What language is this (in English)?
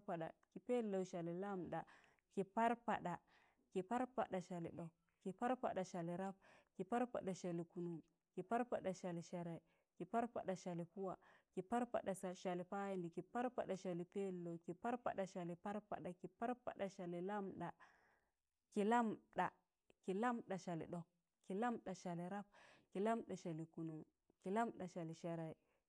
Tangale